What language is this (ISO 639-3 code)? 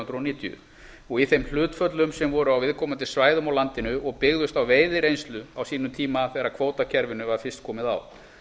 isl